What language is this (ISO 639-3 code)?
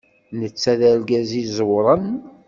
kab